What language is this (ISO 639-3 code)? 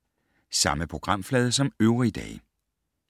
dan